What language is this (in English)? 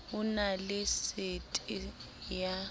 Southern Sotho